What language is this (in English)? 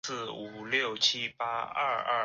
Chinese